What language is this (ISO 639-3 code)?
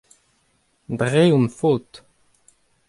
bre